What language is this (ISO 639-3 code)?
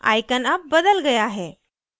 hin